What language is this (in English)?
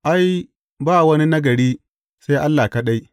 Hausa